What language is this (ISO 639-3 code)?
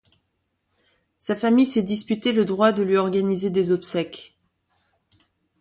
fra